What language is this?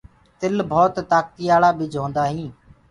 Gurgula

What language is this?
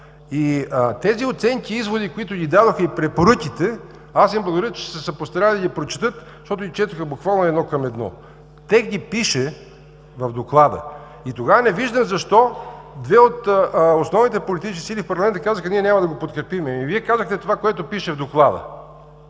Bulgarian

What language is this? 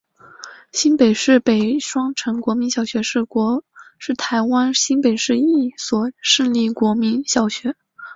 Chinese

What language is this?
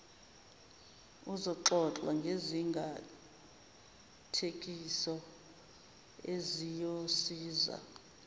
Zulu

